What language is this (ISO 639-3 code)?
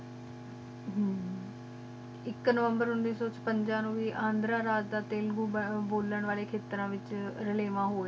pan